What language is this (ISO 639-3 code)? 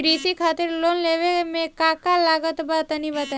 bho